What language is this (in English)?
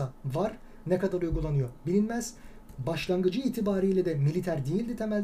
Turkish